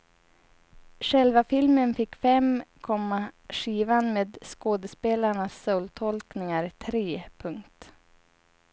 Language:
Swedish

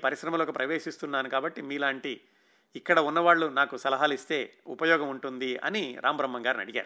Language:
Telugu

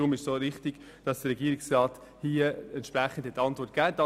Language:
Swiss German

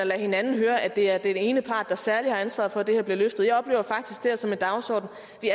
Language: Danish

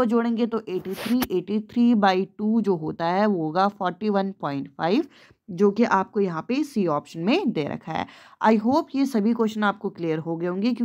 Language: Hindi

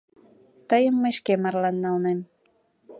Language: Mari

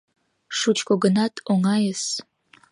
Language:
Mari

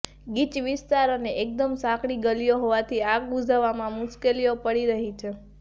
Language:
Gujarati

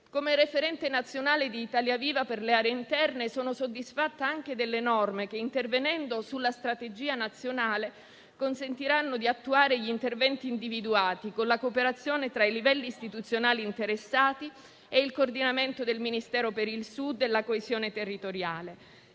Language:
Italian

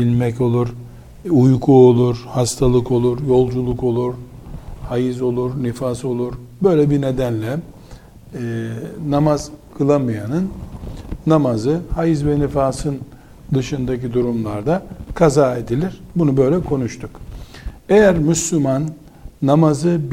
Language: Turkish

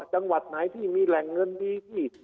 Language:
Thai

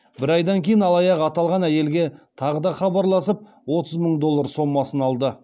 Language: Kazakh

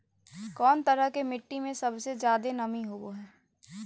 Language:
Magahi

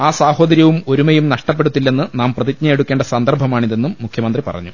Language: Malayalam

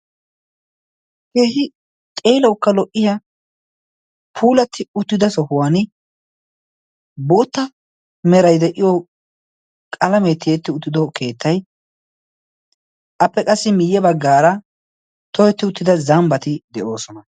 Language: Wolaytta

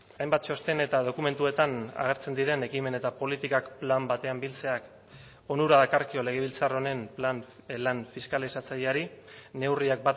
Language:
Basque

